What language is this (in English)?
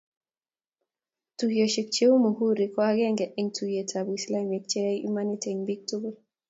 Kalenjin